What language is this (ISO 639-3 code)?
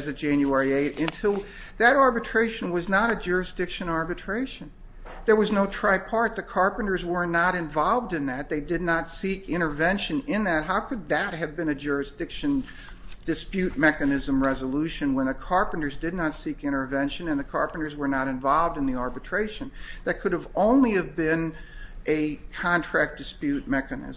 eng